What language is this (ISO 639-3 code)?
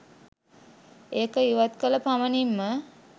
sin